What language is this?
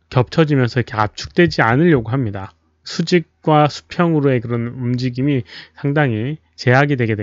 Korean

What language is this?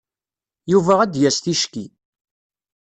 Kabyle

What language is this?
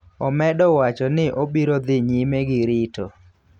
Luo (Kenya and Tanzania)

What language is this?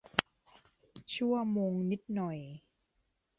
Thai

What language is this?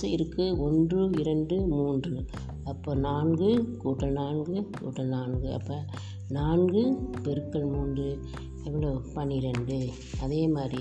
Tamil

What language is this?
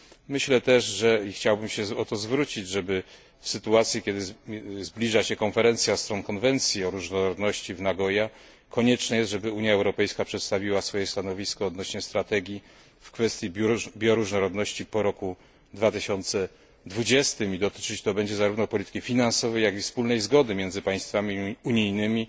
Polish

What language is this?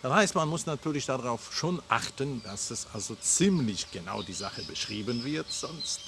German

